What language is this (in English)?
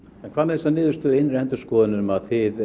Icelandic